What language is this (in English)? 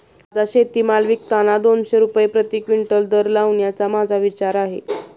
Marathi